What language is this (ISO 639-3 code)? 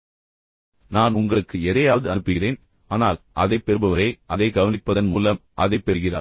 tam